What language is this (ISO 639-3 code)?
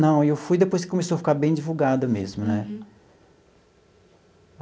por